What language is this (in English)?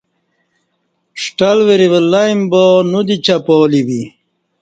Kati